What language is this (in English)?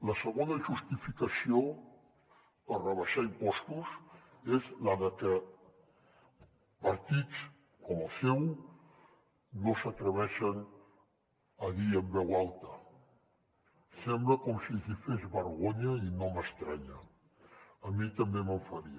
Catalan